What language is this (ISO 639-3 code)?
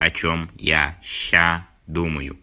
rus